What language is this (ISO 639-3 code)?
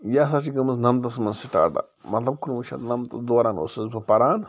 kas